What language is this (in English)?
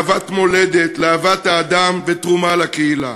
Hebrew